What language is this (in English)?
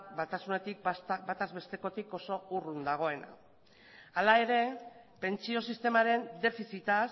Basque